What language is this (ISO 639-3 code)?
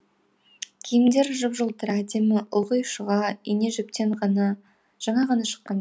kaz